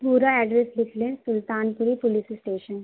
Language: Urdu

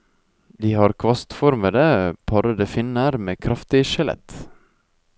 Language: Norwegian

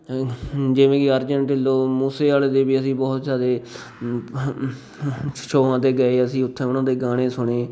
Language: Punjabi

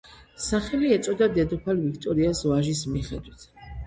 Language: Georgian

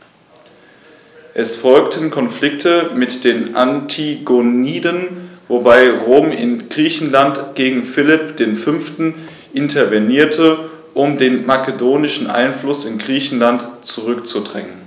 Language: German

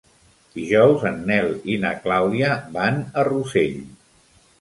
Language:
Catalan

